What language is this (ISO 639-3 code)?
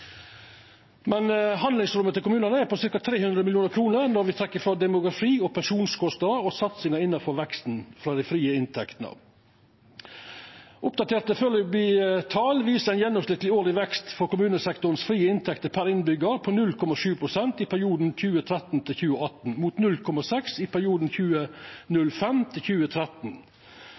nno